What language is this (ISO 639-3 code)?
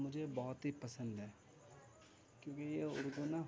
urd